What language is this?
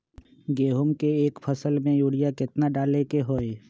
Magahi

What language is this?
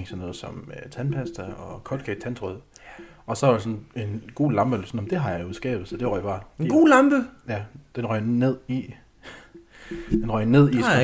Danish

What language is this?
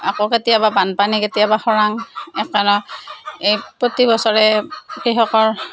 Assamese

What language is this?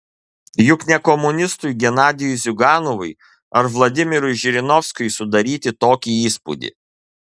Lithuanian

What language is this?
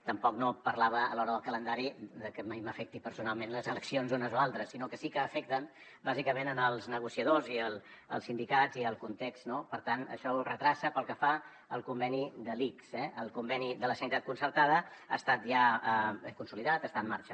Catalan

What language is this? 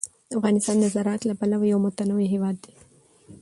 Pashto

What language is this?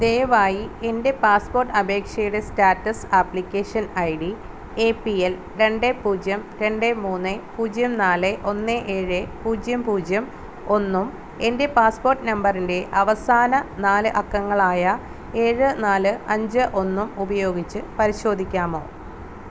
Malayalam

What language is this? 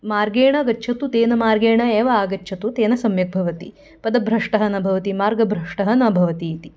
Sanskrit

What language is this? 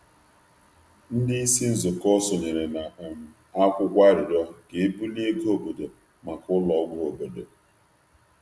Igbo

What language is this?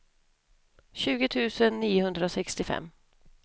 Swedish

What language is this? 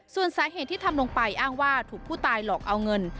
Thai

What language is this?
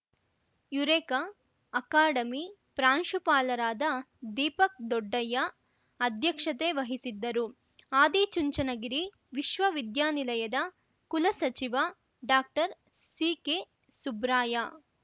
Kannada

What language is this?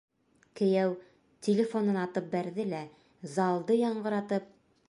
Bashkir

